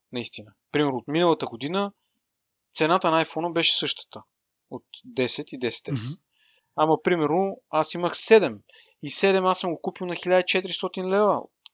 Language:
Bulgarian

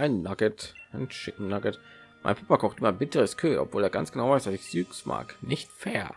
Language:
German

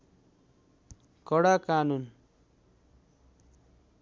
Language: Nepali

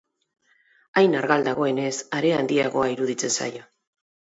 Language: Basque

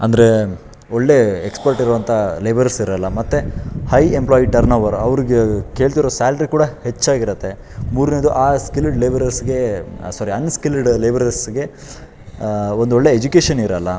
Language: Kannada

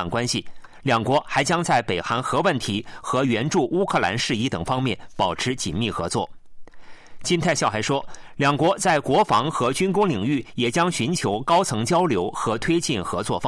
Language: Chinese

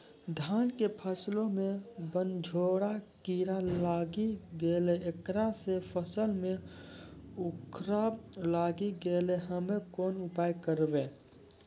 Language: Maithili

